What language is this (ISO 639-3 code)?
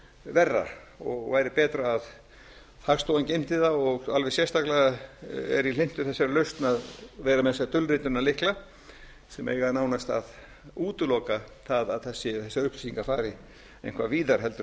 isl